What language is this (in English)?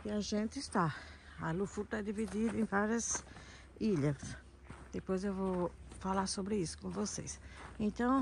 Portuguese